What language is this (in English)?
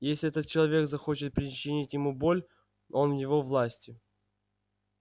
Russian